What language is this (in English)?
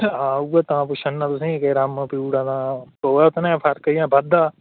Dogri